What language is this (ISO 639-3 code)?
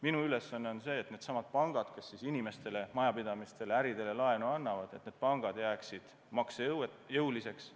est